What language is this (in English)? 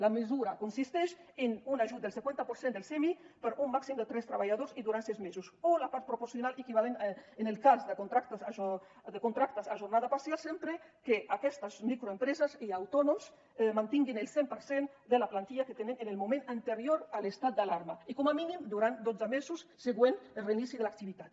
Catalan